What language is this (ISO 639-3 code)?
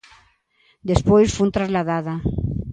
glg